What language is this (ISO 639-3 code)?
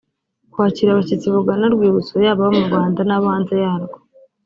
kin